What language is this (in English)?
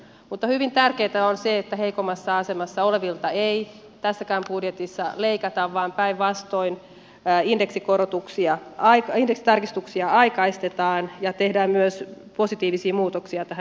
Finnish